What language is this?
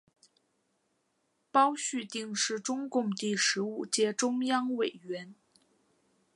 Chinese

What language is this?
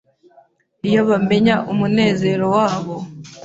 Kinyarwanda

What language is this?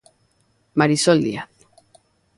Galician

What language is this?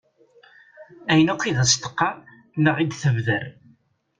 Kabyle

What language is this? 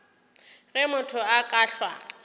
Northern Sotho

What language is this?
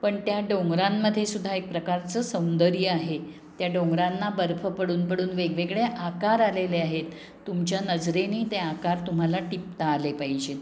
Marathi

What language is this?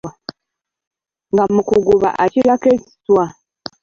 Ganda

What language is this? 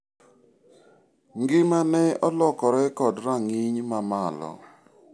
Luo (Kenya and Tanzania)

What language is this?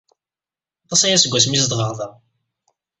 Kabyle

